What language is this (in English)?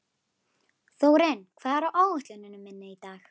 Icelandic